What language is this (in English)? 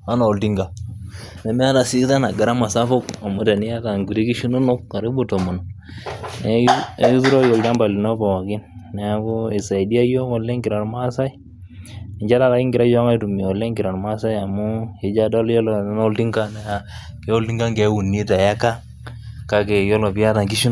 Masai